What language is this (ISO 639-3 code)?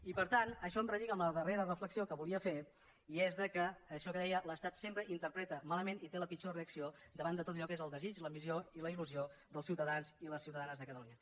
cat